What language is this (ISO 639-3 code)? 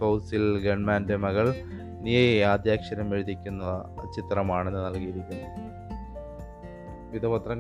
mal